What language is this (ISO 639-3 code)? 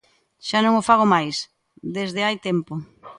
glg